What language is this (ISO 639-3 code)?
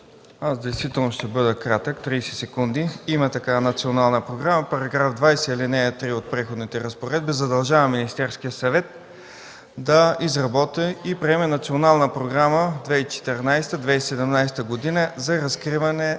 bul